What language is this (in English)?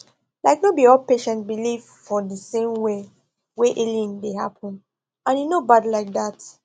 Nigerian Pidgin